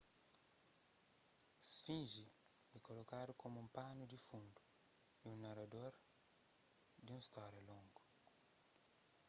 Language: Kabuverdianu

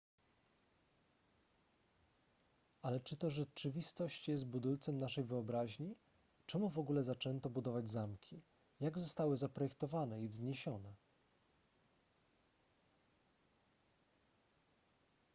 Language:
Polish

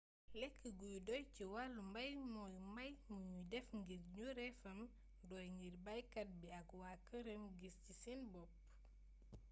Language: Wolof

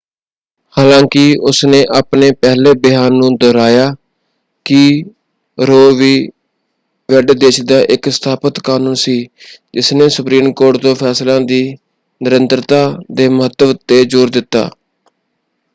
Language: Punjabi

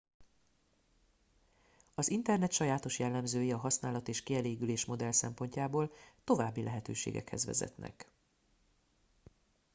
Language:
Hungarian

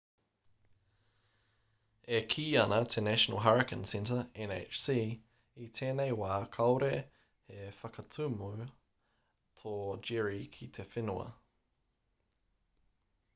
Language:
Māori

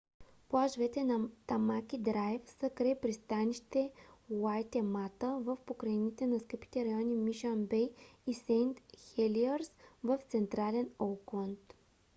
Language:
Bulgarian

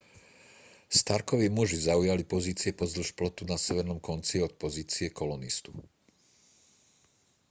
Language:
Slovak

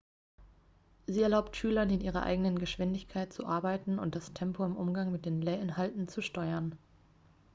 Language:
German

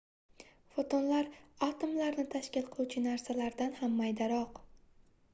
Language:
Uzbek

